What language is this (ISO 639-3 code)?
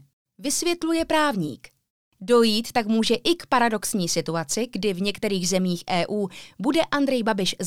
ces